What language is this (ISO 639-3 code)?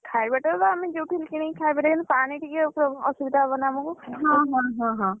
ori